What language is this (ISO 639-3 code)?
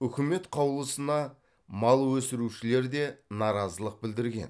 kaz